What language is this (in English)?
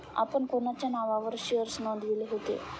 Marathi